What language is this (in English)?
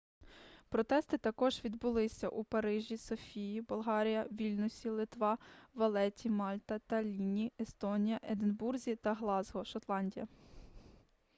Ukrainian